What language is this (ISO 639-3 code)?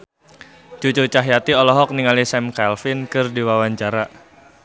sun